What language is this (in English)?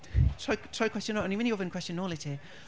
Welsh